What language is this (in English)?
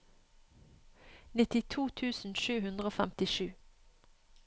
Norwegian